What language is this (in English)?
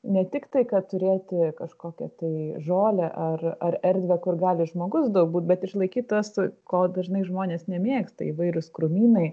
Lithuanian